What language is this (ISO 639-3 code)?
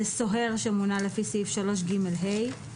heb